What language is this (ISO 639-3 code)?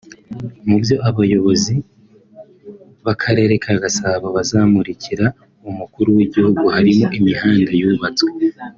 kin